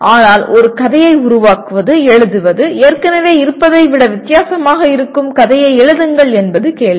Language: Tamil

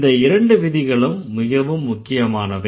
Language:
Tamil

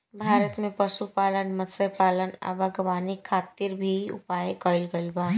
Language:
Bhojpuri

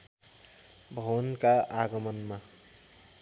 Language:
Nepali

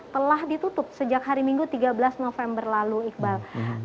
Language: Indonesian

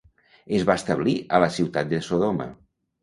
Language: Catalan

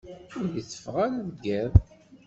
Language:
Kabyle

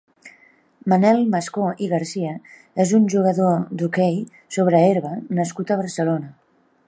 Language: Catalan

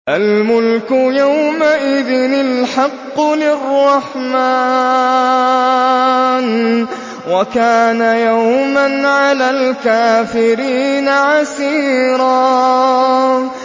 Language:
Arabic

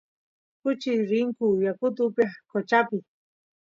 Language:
Santiago del Estero Quichua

